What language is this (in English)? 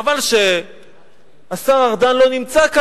Hebrew